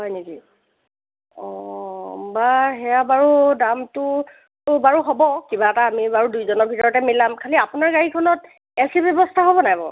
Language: Assamese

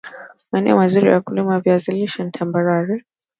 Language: Swahili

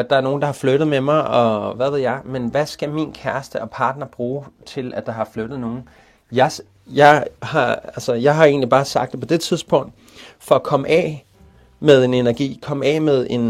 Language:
Danish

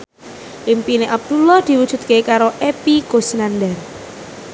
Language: Javanese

